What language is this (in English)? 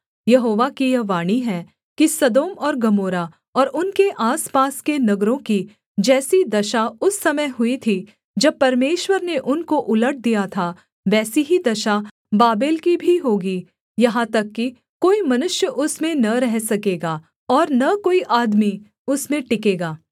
Hindi